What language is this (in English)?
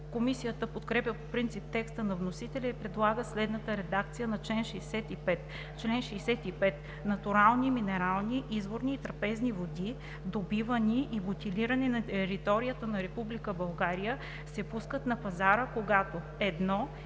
Bulgarian